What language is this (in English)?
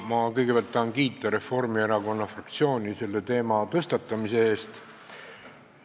Estonian